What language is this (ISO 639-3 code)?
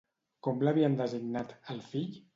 cat